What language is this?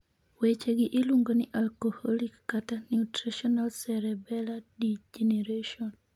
Luo (Kenya and Tanzania)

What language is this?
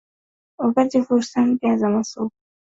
Swahili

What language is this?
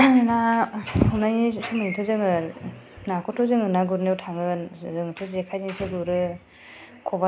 Bodo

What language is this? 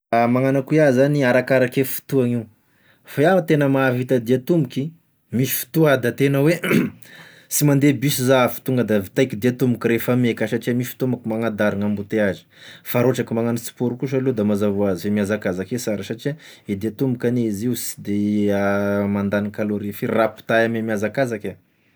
Tesaka Malagasy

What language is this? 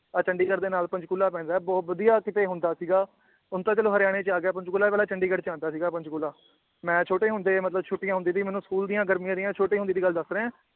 Punjabi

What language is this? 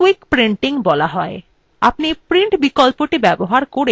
Bangla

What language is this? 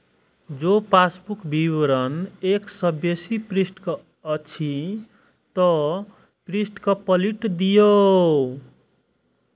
Maithili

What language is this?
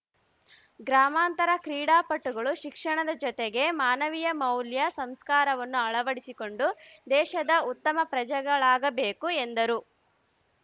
Kannada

